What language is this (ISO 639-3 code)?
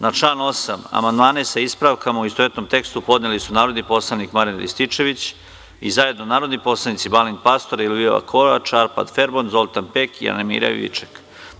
srp